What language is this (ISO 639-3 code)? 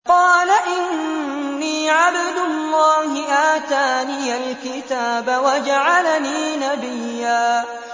ara